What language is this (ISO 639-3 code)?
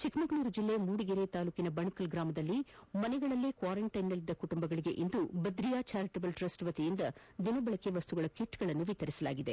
kan